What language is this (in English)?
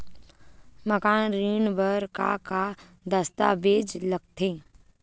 Chhattisgarhi